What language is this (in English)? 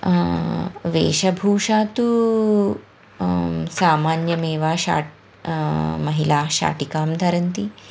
Sanskrit